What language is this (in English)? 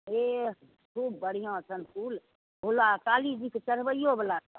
Maithili